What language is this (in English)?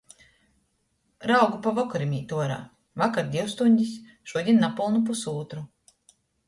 Latgalian